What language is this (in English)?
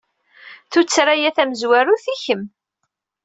Kabyle